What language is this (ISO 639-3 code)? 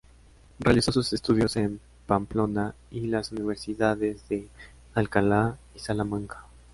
spa